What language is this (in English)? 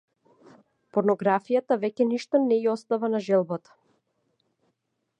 Macedonian